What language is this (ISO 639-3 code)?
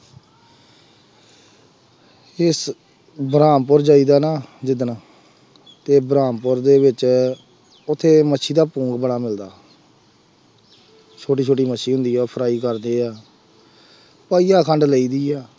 pan